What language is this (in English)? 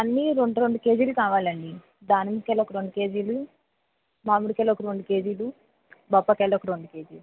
Telugu